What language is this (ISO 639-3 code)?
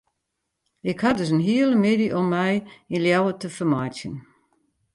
fry